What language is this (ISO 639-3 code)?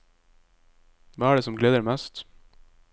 nor